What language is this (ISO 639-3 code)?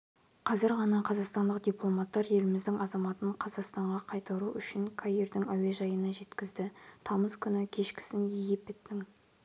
kaz